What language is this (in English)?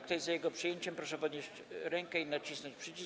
Polish